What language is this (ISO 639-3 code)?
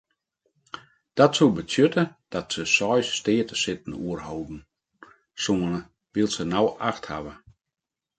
fry